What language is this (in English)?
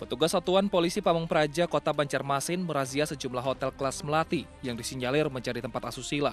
Indonesian